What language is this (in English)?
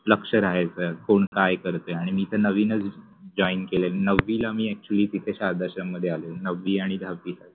Marathi